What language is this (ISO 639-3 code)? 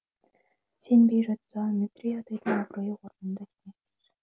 kaz